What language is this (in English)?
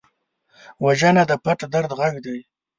Pashto